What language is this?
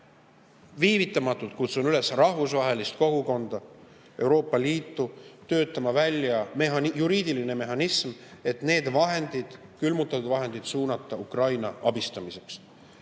Estonian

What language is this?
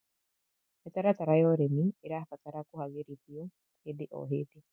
Kikuyu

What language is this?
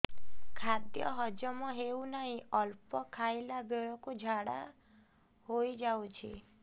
Odia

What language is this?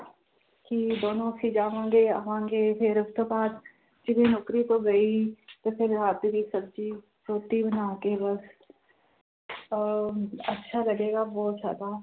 Punjabi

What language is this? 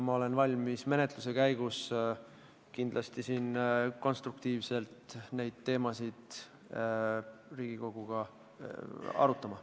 Estonian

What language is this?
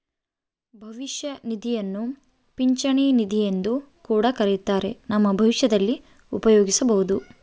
Kannada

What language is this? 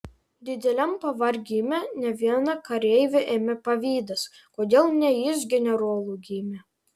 Lithuanian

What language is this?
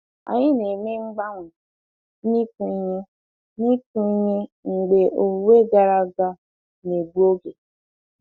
Igbo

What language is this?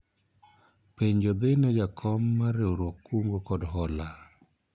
Luo (Kenya and Tanzania)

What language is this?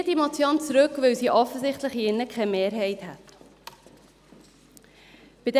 Swiss German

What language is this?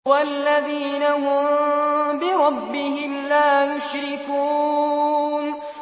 Arabic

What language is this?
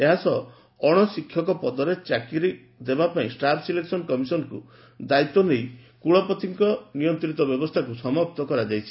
Odia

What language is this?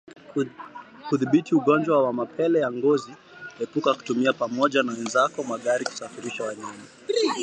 Swahili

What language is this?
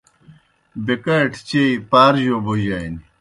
Kohistani Shina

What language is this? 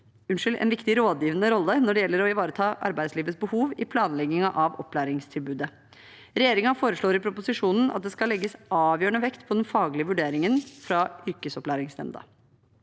Norwegian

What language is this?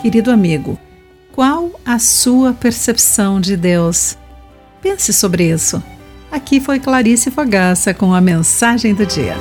Portuguese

